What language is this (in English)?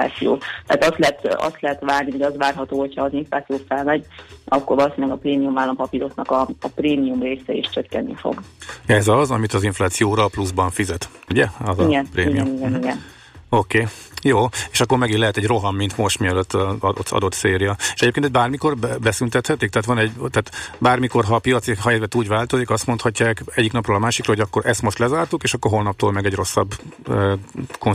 Hungarian